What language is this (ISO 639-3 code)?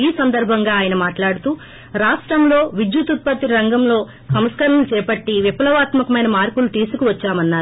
tel